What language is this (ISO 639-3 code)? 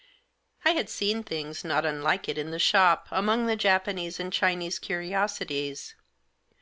eng